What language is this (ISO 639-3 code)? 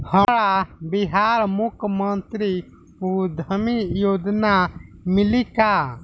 bho